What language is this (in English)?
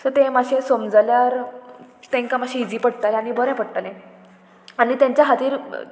Konkani